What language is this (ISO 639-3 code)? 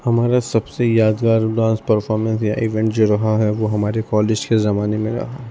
urd